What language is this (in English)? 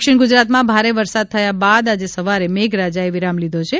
Gujarati